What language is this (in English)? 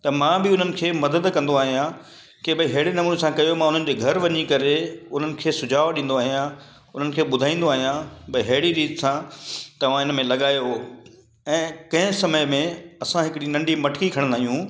Sindhi